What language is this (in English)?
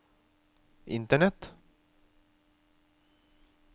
Norwegian